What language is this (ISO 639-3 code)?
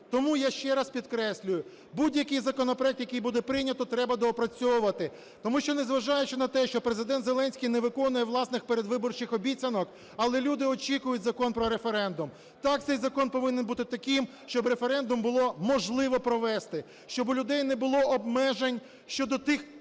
ukr